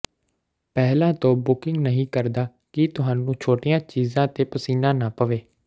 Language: Punjabi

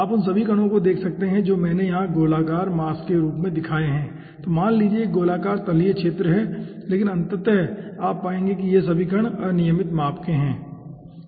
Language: Hindi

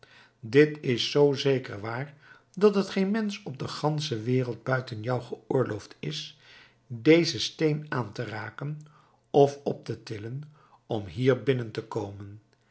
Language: Dutch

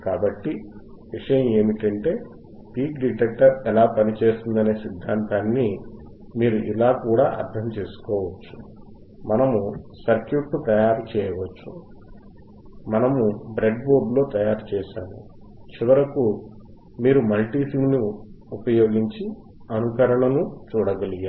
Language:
Telugu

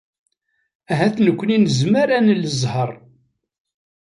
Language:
Kabyle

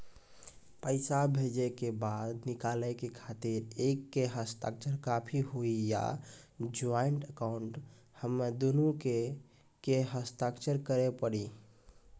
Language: Maithili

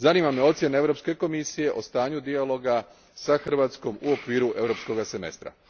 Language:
Croatian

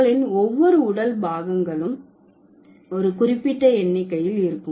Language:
Tamil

